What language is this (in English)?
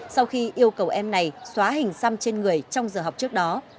Vietnamese